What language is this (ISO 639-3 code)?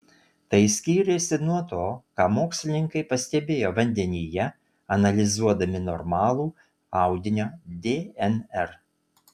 lit